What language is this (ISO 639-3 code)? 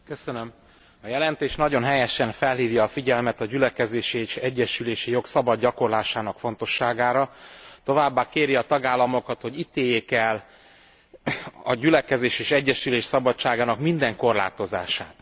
hun